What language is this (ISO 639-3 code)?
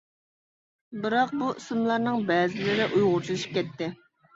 uig